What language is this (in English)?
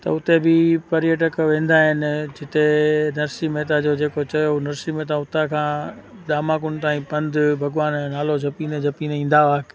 Sindhi